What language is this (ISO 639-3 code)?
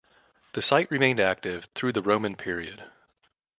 eng